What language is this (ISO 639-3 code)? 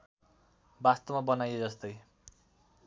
nep